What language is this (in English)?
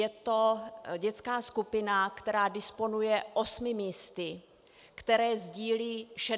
Czech